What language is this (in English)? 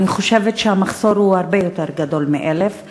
Hebrew